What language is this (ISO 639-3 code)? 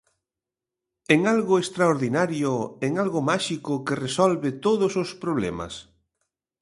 glg